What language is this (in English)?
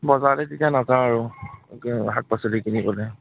Assamese